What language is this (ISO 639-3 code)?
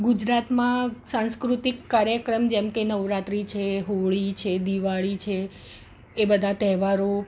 guj